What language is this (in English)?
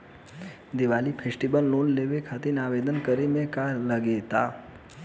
Bhojpuri